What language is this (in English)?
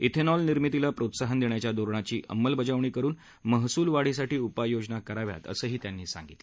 Marathi